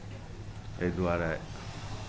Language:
Maithili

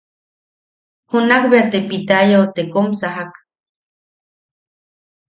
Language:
Yaqui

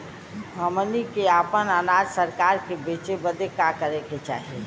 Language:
Bhojpuri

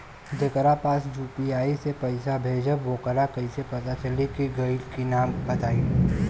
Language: Bhojpuri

